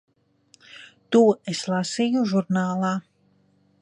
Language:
Latvian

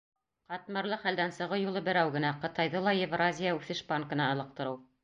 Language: Bashkir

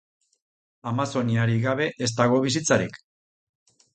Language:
Basque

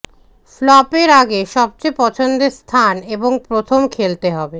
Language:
Bangla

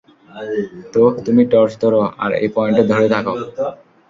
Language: Bangla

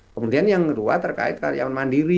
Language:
Indonesian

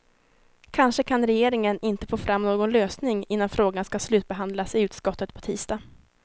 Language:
Swedish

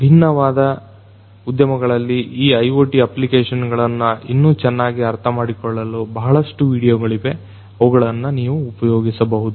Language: Kannada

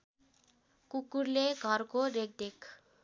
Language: Nepali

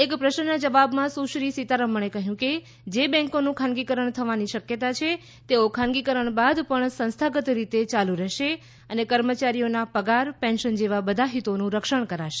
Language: Gujarati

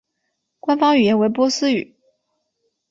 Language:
Chinese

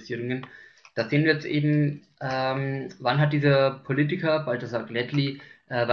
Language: German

